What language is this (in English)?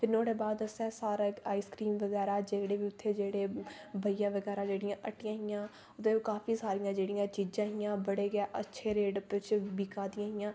Dogri